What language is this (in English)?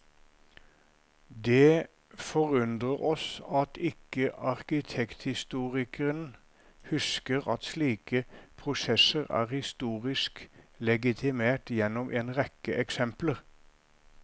Norwegian